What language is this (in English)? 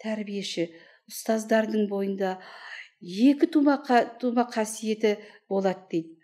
Turkish